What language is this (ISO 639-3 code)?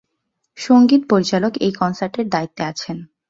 ben